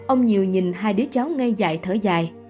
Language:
Vietnamese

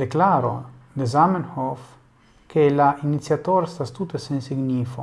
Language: Italian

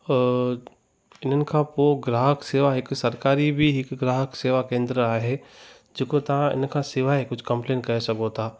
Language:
Sindhi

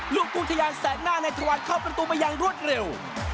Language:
Thai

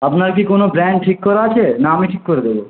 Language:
Bangla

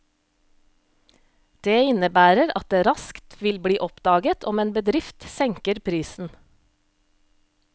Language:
Norwegian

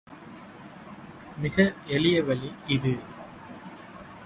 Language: Tamil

